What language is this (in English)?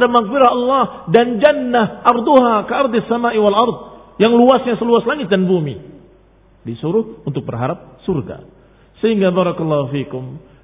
Indonesian